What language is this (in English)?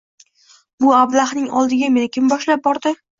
Uzbek